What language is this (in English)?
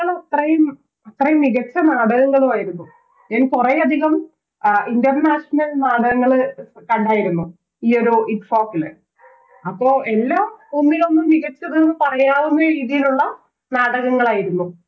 Malayalam